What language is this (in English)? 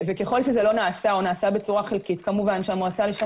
Hebrew